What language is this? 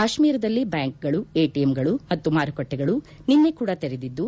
Kannada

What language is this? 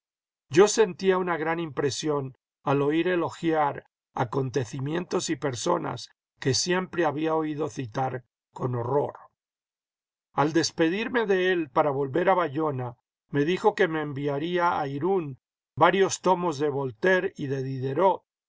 Spanish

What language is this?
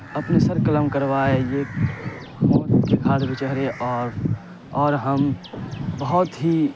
Urdu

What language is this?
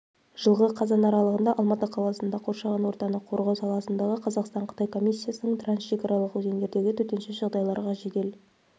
Kazakh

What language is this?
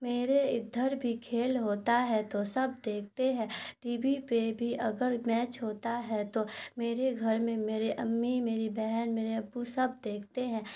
Urdu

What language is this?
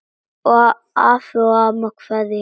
Icelandic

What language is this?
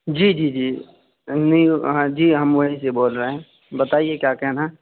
Urdu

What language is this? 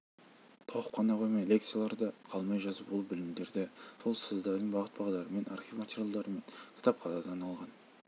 Kazakh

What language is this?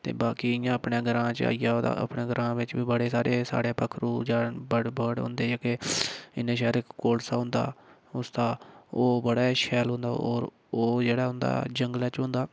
Dogri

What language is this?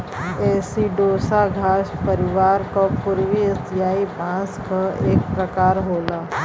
Bhojpuri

